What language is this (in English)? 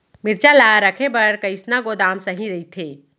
Chhattisgarhi